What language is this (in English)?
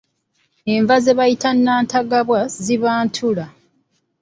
Ganda